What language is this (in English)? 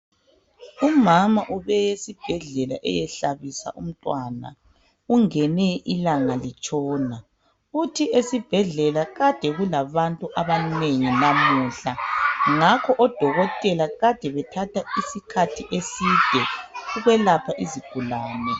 North Ndebele